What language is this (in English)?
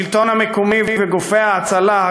Hebrew